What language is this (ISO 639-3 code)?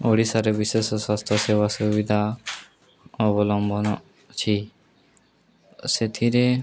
ori